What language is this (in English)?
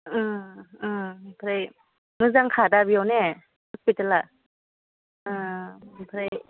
Bodo